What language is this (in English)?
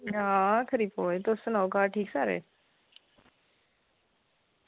Dogri